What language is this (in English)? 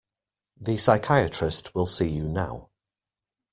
English